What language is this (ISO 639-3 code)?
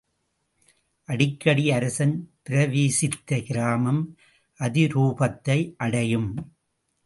tam